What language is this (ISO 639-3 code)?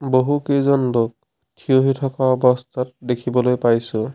asm